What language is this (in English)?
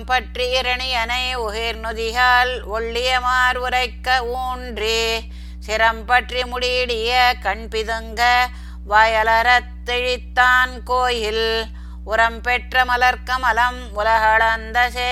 Tamil